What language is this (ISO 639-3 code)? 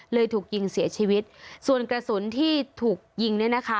tha